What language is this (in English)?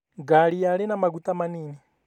Kikuyu